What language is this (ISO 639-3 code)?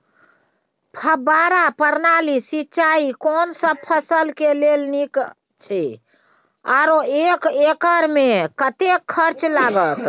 mai